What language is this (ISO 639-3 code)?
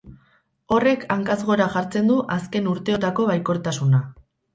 eus